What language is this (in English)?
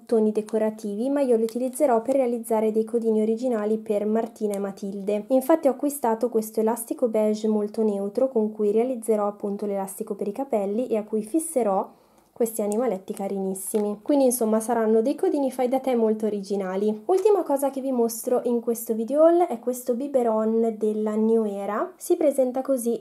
Italian